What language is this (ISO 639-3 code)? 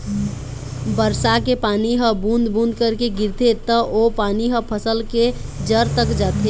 hne